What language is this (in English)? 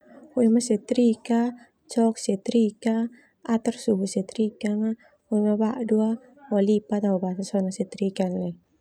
Termanu